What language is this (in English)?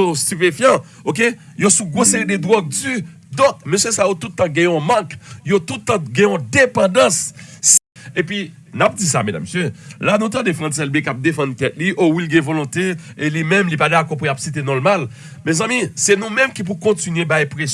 French